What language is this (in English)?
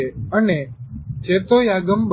Gujarati